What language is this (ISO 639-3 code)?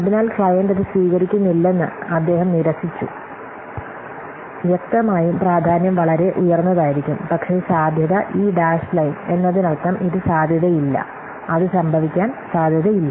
mal